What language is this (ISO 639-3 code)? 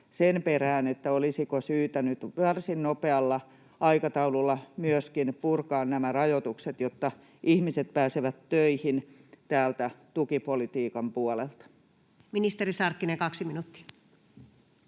fin